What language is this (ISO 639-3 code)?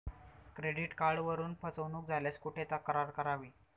mar